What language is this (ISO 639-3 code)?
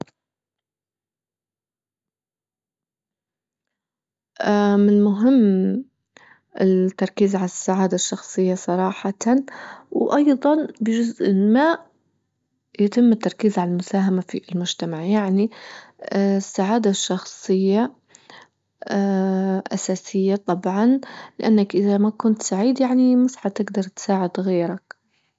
ayl